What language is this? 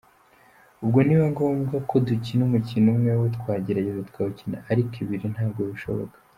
Kinyarwanda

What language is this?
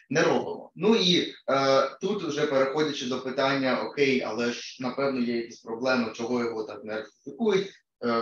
Ukrainian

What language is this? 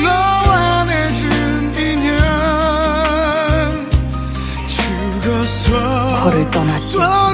Korean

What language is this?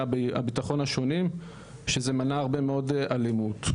Hebrew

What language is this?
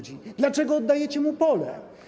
Polish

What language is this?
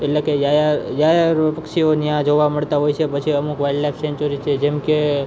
Gujarati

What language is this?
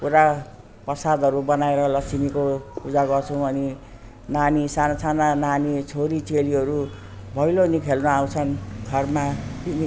Nepali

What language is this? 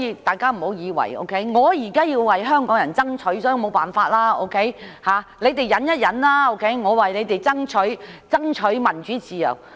Cantonese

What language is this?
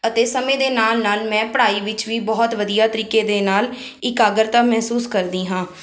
Punjabi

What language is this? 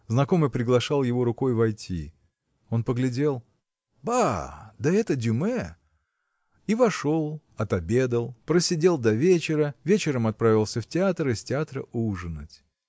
Russian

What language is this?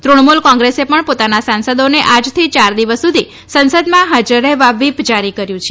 Gujarati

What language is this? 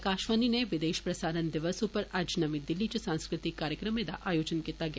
Dogri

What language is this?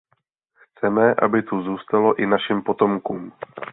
Czech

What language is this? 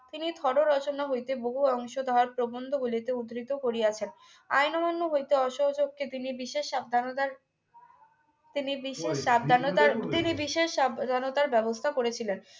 Bangla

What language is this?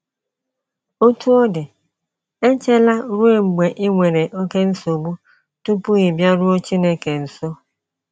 Igbo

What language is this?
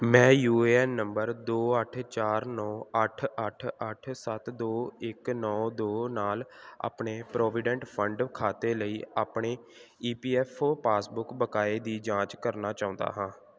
Punjabi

